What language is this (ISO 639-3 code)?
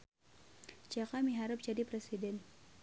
sun